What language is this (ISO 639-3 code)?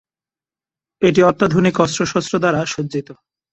ben